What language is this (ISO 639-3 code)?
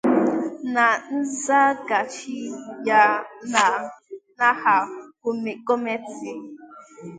ibo